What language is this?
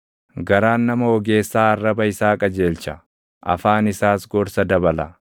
Oromo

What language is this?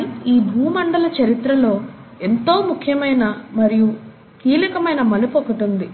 Telugu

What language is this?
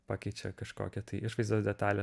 Lithuanian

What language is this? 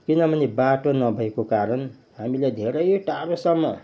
Nepali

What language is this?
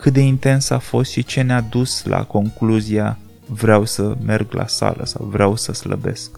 Romanian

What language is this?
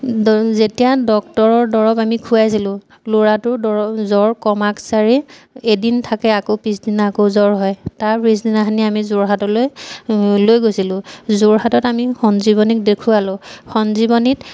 Assamese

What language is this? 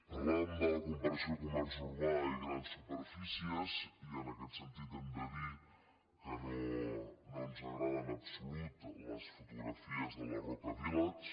Catalan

